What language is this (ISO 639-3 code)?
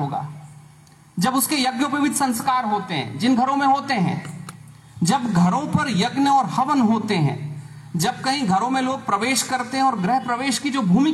hin